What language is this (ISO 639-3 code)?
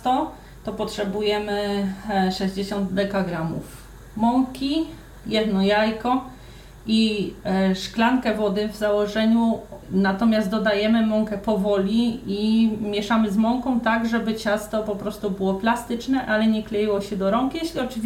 pol